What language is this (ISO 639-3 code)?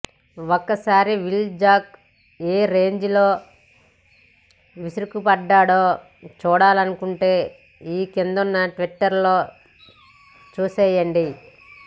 tel